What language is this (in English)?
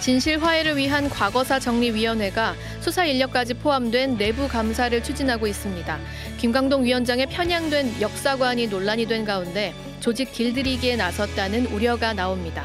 Korean